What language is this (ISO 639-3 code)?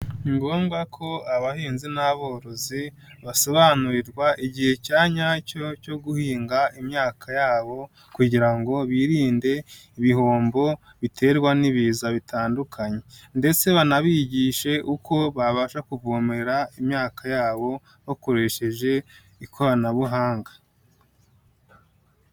kin